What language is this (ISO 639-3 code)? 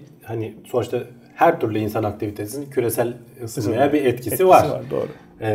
tur